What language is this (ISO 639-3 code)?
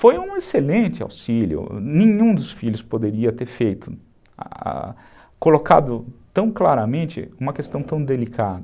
por